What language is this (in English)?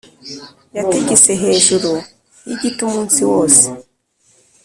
Kinyarwanda